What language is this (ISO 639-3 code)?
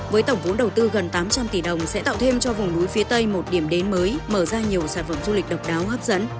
vie